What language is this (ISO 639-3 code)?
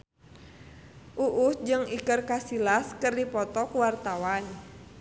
sun